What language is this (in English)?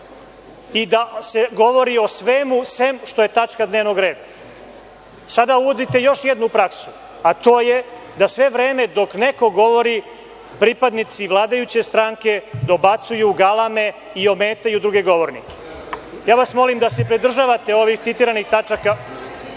Serbian